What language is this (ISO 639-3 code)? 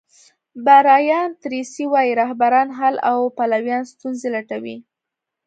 pus